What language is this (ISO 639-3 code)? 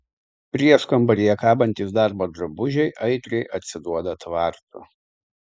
lit